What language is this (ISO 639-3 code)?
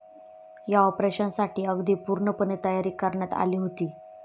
mar